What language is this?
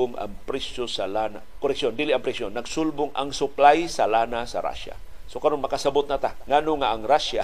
Filipino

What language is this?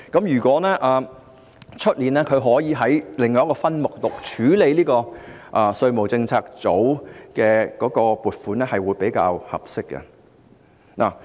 Cantonese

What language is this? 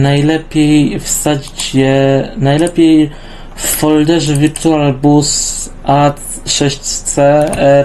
Polish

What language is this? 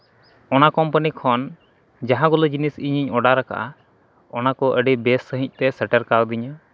Santali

